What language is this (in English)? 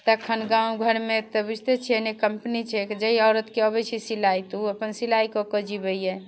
Maithili